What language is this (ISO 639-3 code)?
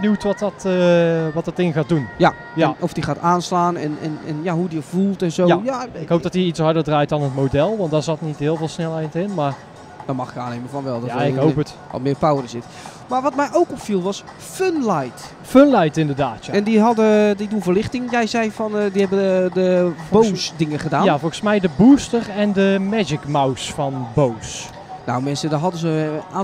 nld